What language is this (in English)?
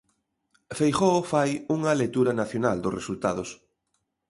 Galician